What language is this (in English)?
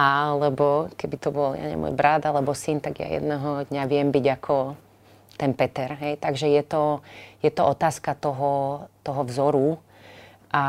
Slovak